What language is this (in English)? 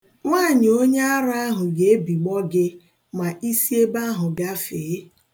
Igbo